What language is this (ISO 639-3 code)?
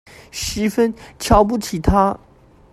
zho